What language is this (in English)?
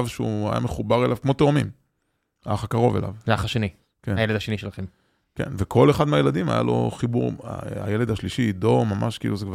Hebrew